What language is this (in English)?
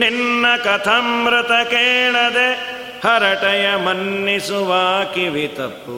Kannada